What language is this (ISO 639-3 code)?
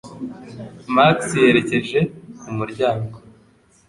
kin